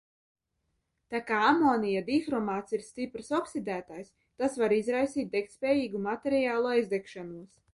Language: Latvian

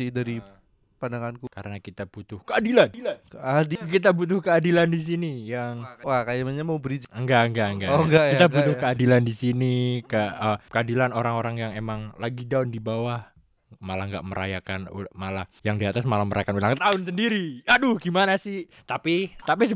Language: Indonesian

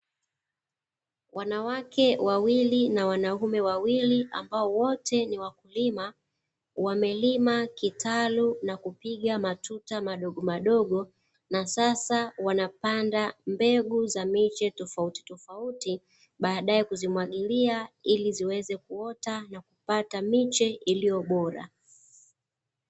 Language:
Swahili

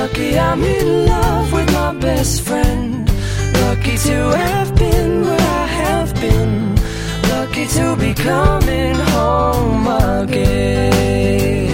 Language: Hungarian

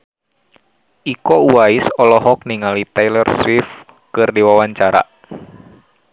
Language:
Sundanese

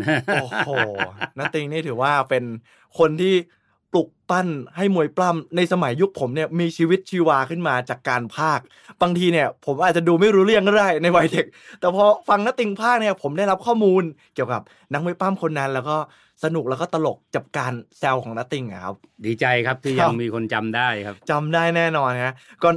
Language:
Thai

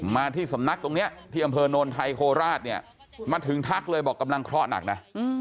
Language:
Thai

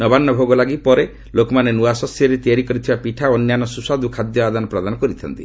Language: Odia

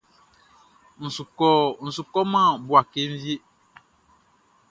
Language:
Baoulé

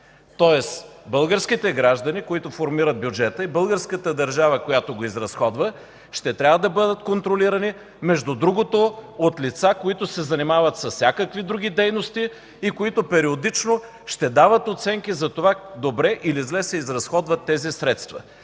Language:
Bulgarian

